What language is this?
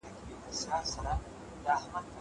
Pashto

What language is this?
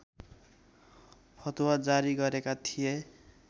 Nepali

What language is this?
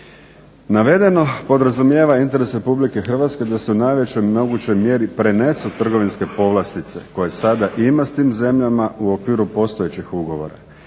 Croatian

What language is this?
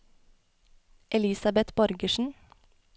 Norwegian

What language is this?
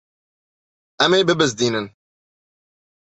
Kurdish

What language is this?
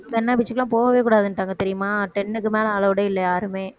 Tamil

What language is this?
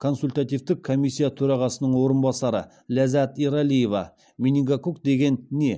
Kazakh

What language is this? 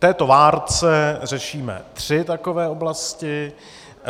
Czech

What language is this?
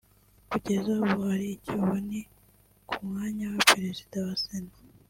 Kinyarwanda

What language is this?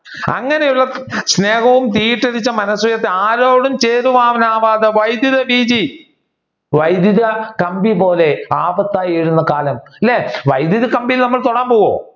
Malayalam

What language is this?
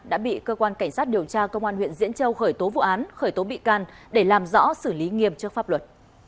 Vietnamese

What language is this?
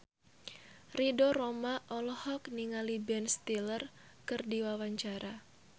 Sundanese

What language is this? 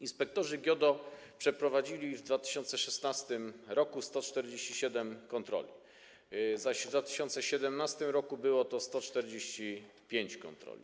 Polish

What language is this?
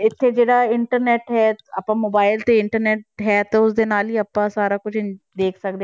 Punjabi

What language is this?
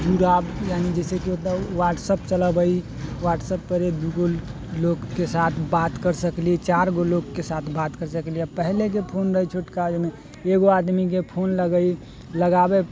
Maithili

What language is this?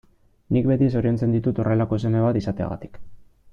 Basque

